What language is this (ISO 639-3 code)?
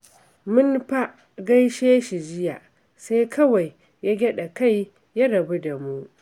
hau